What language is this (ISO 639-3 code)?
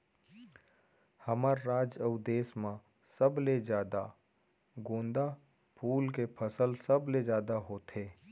hne